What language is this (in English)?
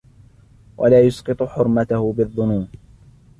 Arabic